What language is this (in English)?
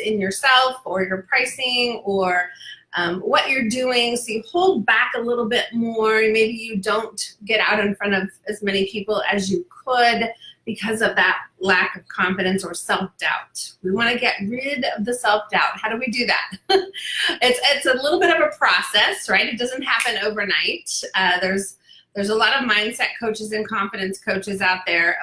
English